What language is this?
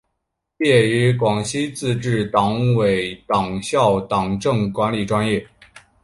Chinese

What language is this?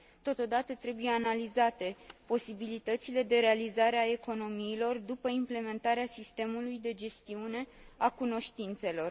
Romanian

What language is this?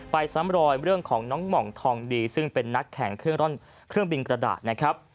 Thai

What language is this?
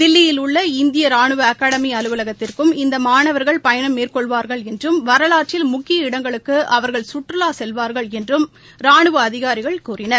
Tamil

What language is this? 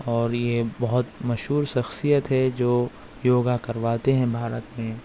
Urdu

